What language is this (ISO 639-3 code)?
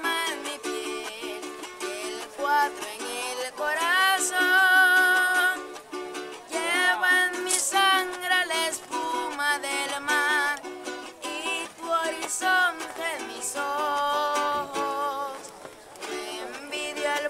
ukr